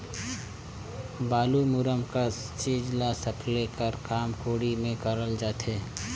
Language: Chhattisgarhi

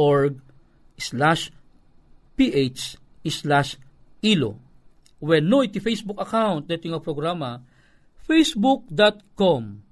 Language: Filipino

